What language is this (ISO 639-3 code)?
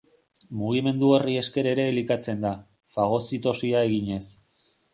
eus